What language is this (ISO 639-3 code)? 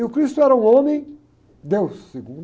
por